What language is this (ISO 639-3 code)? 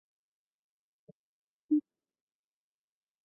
zho